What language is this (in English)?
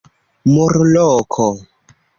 Esperanto